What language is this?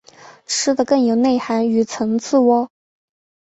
Chinese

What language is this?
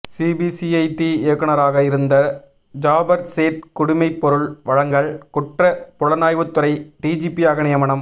Tamil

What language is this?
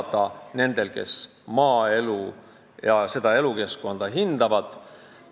Estonian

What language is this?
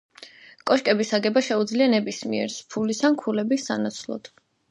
Georgian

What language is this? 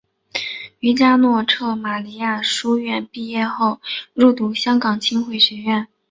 Chinese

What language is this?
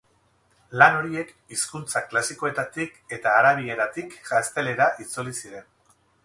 Basque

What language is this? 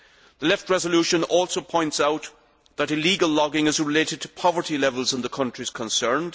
English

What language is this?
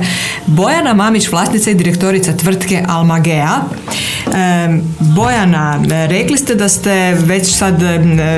Croatian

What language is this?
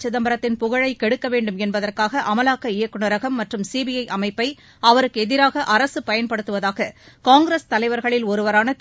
Tamil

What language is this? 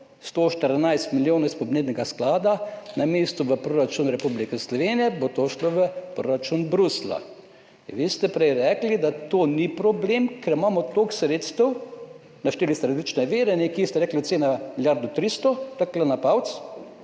Slovenian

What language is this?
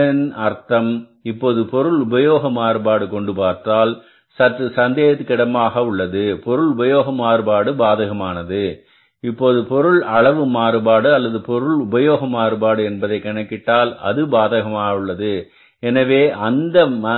Tamil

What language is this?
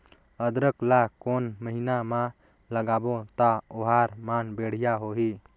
Chhattisgarhi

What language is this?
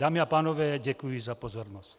Czech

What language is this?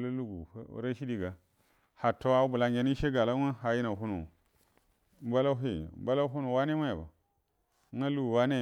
Buduma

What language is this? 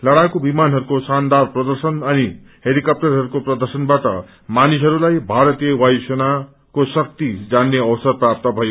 Nepali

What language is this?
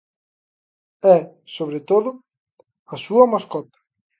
Galician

